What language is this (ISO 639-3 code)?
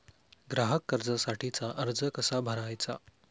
mar